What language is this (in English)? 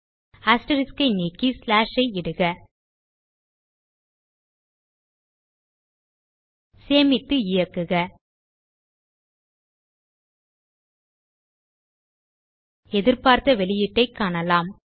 Tamil